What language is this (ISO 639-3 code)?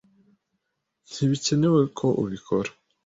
kin